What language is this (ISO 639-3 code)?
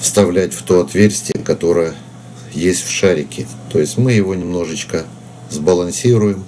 rus